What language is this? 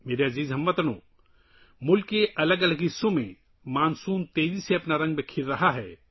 Urdu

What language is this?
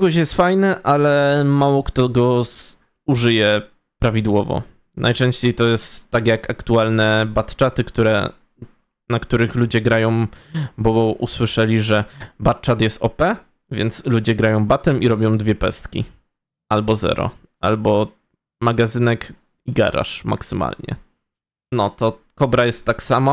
Polish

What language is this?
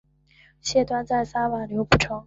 Chinese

